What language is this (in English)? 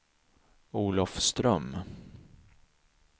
Swedish